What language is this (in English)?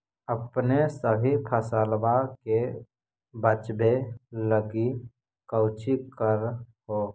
Magahi